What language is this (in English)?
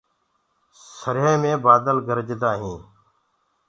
Gurgula